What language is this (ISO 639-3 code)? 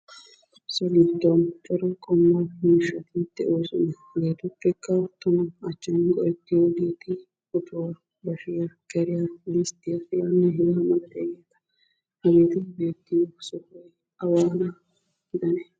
wal